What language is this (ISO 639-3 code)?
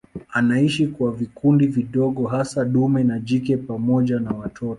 swa